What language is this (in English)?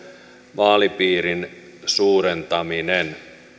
Finnish